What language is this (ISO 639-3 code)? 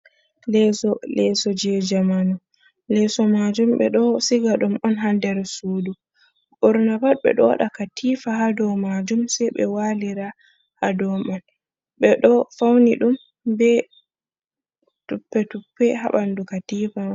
ful